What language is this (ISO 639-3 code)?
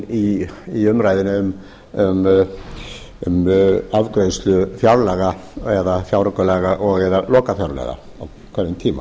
isl